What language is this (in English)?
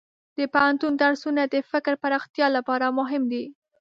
Pashto